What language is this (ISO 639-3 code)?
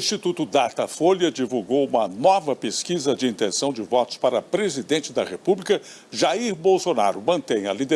por